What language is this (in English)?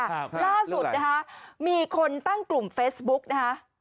Thai